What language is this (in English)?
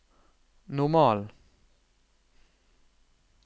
Norwegian